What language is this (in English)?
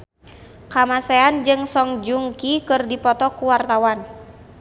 Sundanese